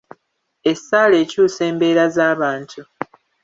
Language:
Ganda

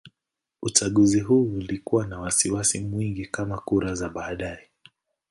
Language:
Swahili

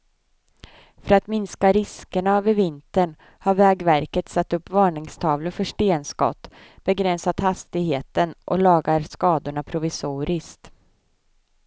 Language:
Swedish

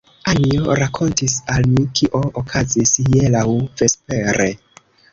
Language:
Esperanto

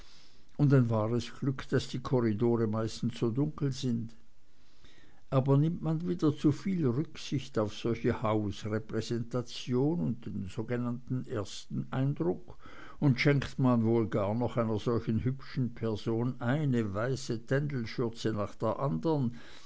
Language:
German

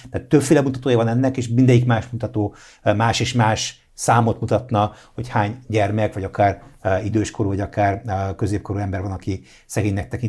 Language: Hungarian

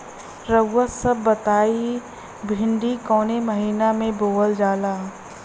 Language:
Bhojpuri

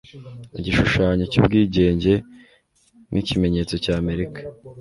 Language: Kinyarwanda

